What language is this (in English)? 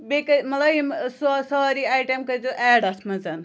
Kashmiri